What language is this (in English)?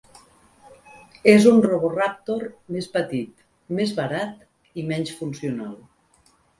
Catalan